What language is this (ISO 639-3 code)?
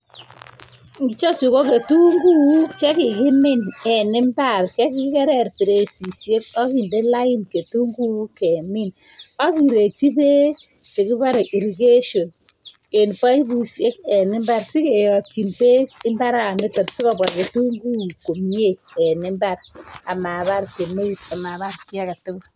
kln